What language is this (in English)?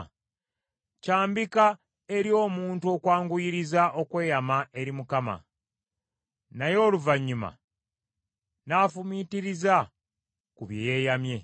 Ganda